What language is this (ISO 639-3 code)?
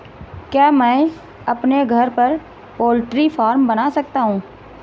hin